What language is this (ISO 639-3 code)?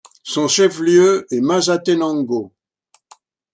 fra